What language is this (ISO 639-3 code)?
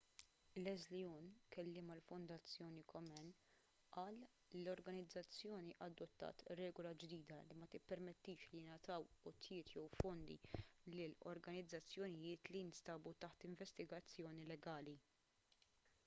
mlt